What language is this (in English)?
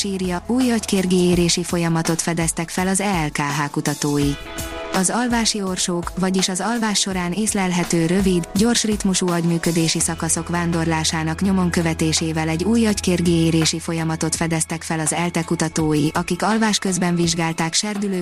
Hungarian